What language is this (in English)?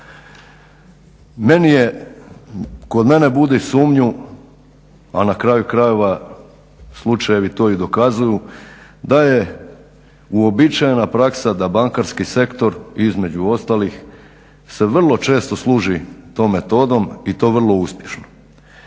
Croatian